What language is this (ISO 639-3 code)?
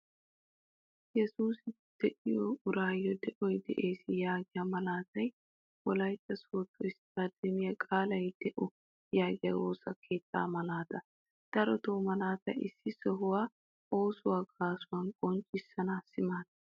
wal